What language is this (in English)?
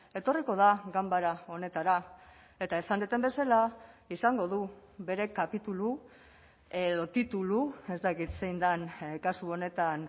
Basque